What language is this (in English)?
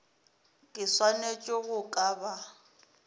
Northern Sotho